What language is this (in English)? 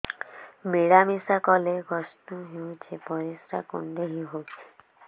Odia